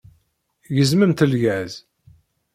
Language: Kabyle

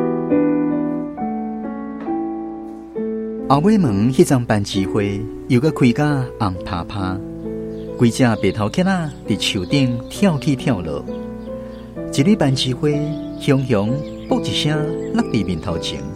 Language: Chinese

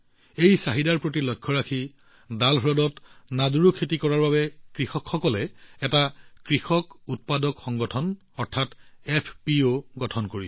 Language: Assamese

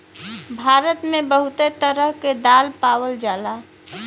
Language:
Bhojpuri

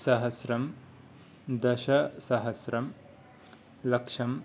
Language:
Sanskrit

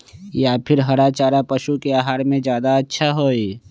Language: Magahi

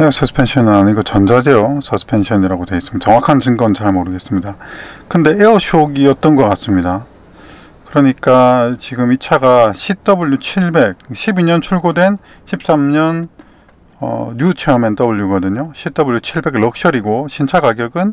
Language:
Korean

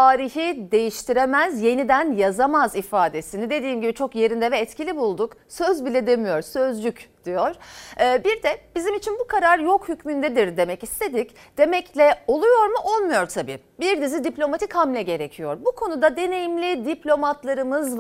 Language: Turkish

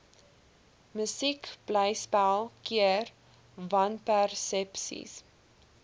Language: Afrikaans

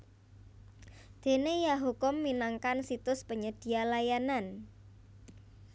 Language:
Javanese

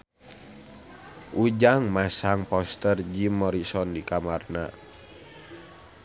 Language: Sundanese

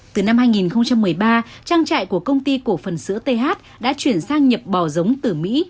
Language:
Vietnamese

